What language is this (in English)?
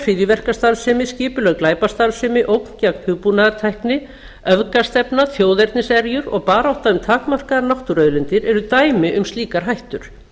Icelandic